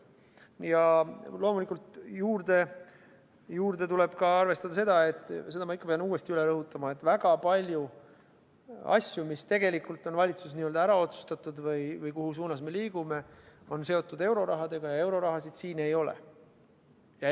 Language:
Estonian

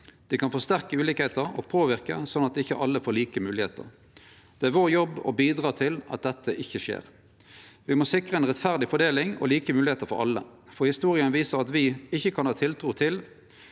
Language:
Norwegian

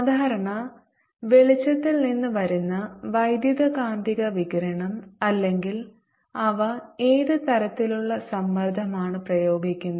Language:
Malayalam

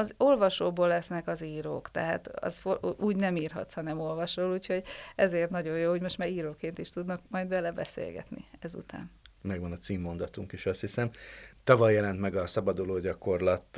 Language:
Hungarian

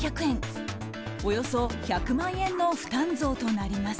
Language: Japanese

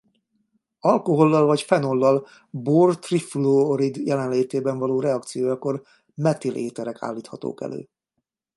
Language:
Hungarian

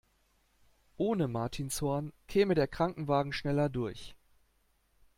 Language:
German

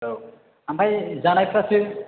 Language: Bodo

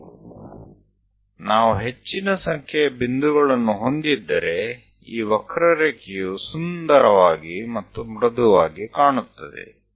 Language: Gujarati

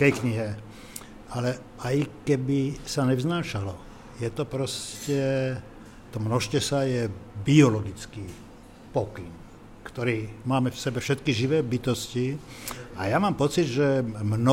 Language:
Slovak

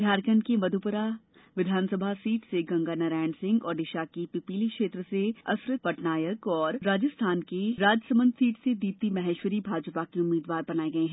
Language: Hindi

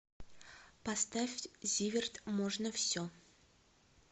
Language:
Russian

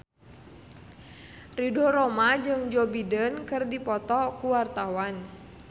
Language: Sundanese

